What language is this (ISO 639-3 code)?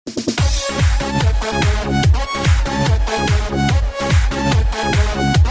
tur